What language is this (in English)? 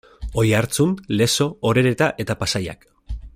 Basque